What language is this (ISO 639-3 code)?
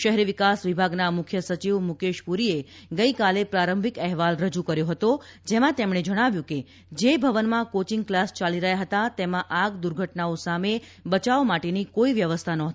guj